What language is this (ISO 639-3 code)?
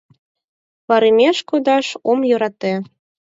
chm